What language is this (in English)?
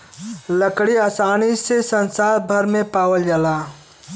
Bhojpuri